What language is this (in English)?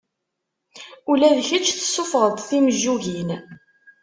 Kabyle